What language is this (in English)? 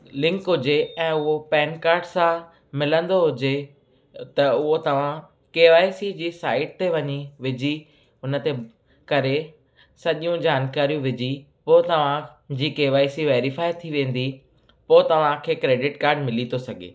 Sindhi